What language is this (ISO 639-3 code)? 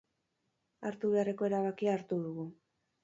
eus